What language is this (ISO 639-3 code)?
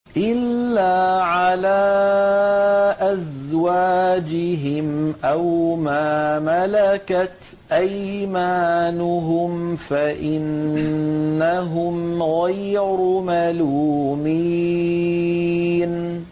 ara